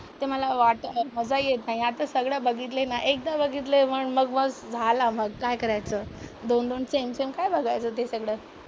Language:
Marathi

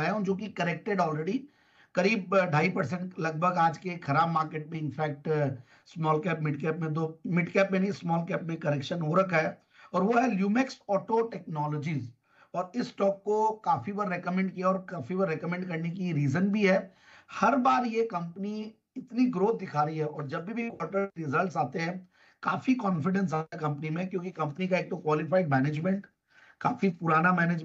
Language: Hindi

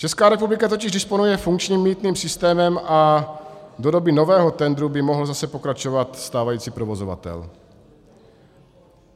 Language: Czech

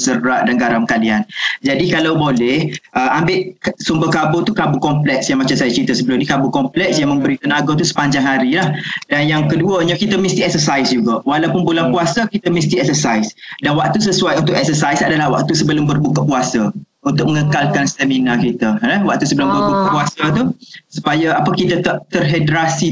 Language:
Malay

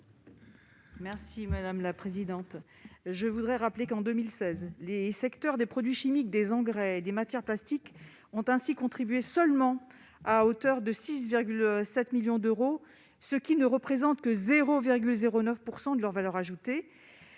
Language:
French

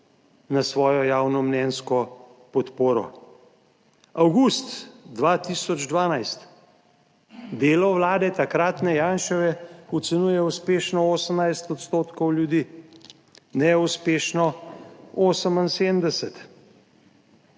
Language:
Slovenian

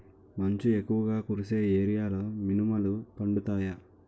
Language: Telugu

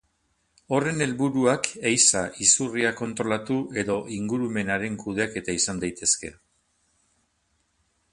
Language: Basque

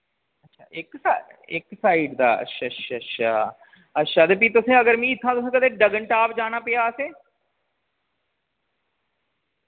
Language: Dogri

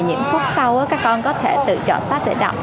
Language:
Vietnamese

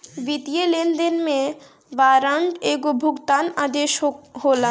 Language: Bhojpuri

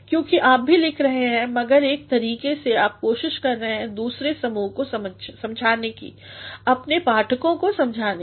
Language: Hindi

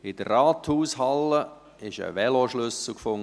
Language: Swiss German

